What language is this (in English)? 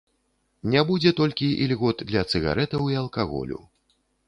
Belarusian